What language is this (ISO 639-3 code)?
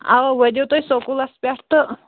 kas